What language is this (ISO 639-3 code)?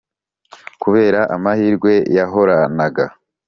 kin